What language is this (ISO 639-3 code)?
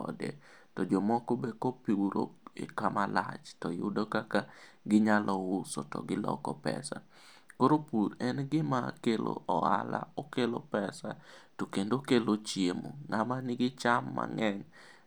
luo